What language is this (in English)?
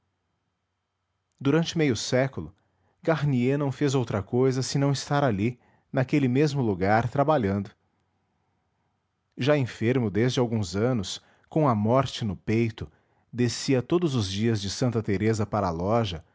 Portuguese